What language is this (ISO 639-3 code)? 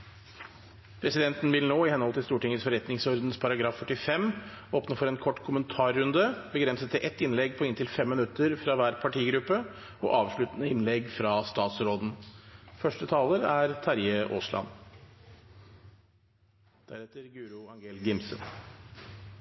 nob